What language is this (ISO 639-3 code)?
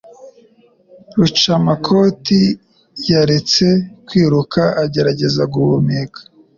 kin